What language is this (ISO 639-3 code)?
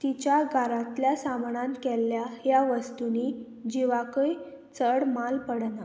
kok